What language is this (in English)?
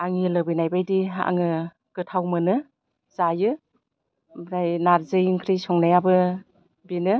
Bodo